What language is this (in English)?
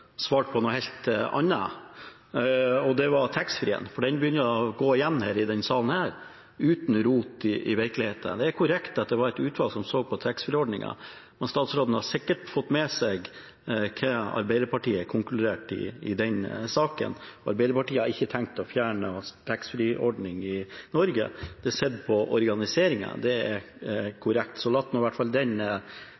Norwegian Bokmål